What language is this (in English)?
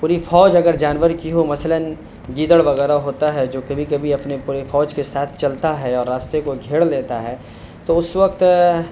Urdu